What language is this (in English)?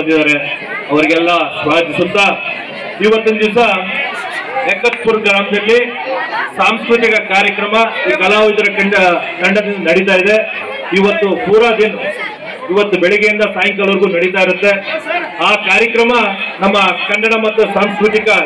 Arabic